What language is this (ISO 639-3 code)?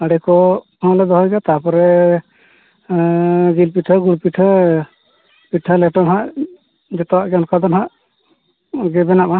sat